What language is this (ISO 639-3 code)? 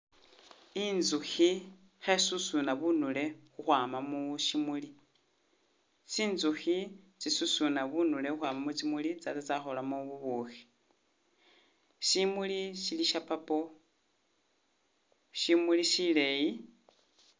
myx